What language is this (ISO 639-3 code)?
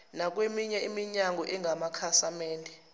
zul